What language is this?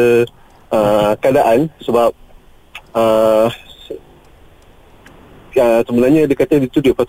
Malay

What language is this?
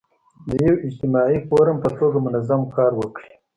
Pashto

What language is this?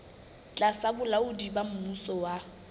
Southern Sotho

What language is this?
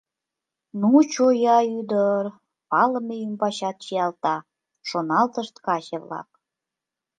Mari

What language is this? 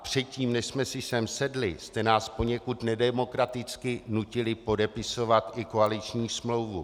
Czech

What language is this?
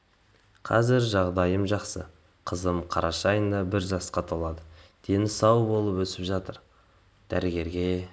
Kazakh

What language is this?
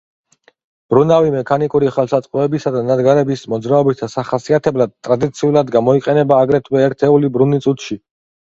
Georgian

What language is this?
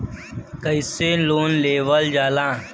Bhojpuri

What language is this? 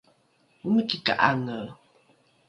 Rukai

